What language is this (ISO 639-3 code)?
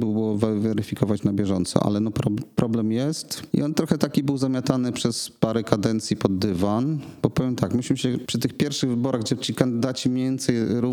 pol